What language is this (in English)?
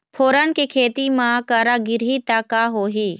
Chhattisgarhi